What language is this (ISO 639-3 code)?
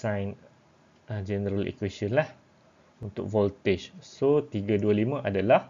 msa